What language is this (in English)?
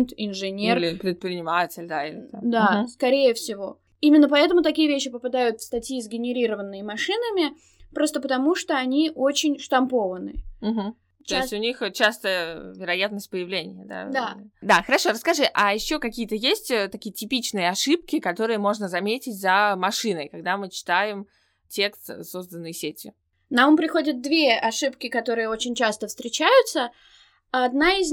Russian